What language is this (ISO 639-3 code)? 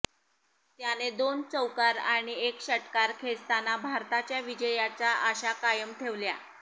mar